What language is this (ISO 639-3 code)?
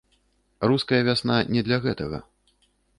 bel